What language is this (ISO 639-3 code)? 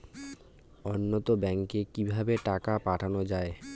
ben